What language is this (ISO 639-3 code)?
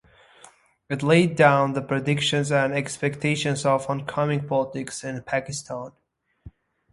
eng